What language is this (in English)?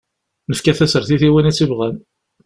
Kabyle